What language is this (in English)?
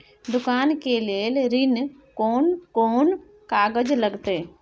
Maithili